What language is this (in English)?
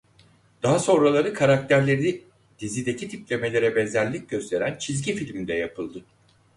Turkish